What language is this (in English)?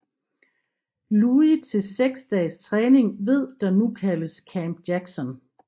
Danish